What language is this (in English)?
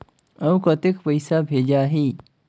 Chhattisgarhi